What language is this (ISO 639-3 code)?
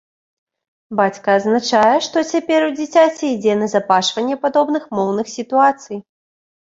bel